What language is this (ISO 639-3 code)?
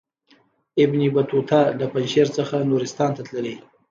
pus